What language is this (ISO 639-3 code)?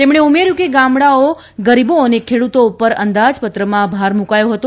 guj